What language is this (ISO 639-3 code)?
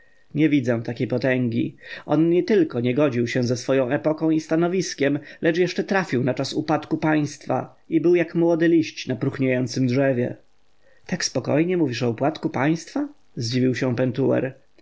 pol